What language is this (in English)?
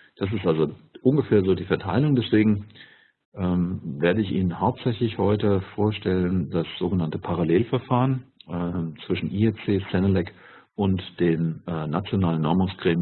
German